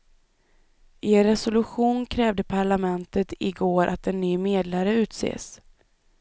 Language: Swedish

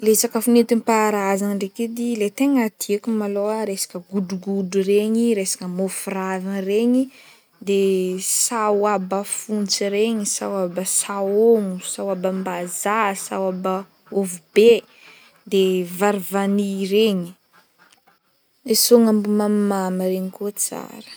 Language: Northern Betsimisaraka Malagasy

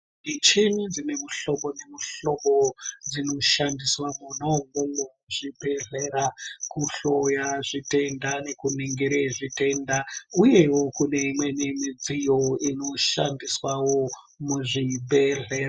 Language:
Ndau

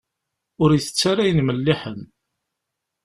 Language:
Kabyle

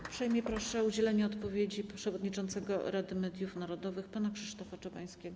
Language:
Polish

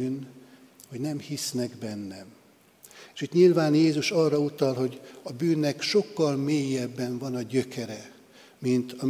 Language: Hungarian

